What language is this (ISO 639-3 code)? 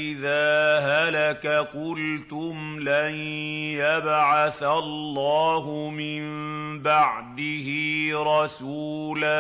ara